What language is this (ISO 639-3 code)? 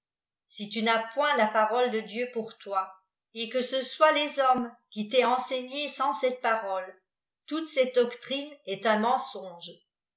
fra